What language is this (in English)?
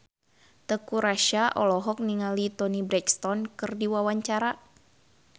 Sundanese